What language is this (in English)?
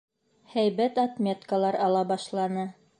Bashkir